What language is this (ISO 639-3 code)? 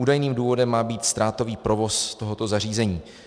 ces